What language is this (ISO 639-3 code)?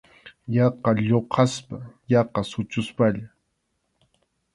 qxu